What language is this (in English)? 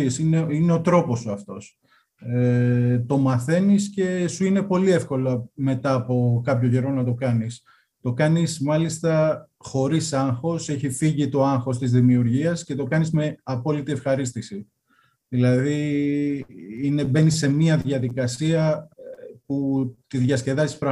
Greek